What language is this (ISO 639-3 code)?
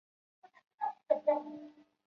zho